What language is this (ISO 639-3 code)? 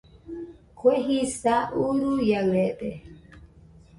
hux